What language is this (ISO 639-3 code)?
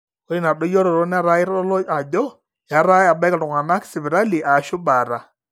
mas